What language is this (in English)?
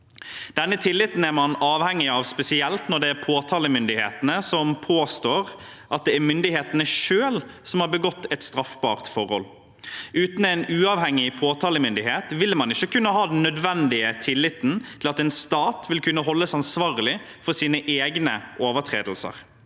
Norwegian